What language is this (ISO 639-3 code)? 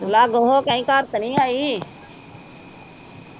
pan